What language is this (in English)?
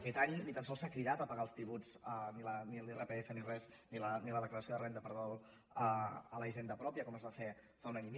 Catalan